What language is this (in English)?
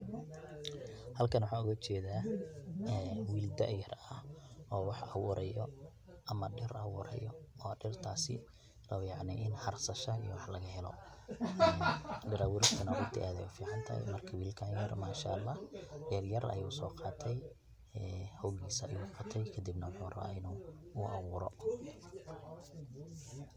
Somali